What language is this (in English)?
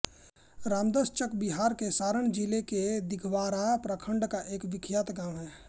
Hindi